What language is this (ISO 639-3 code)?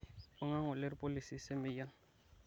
mas